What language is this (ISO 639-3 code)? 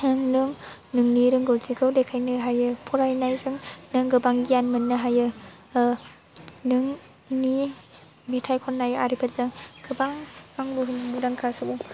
brx